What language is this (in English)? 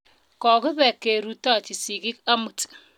Kalenjin